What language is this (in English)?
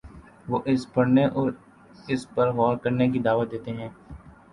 Urdu